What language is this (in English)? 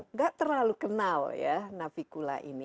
Indonesian